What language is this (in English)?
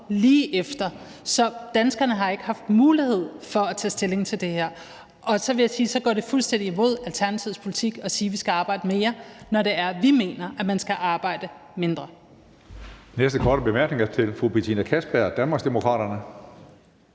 Danish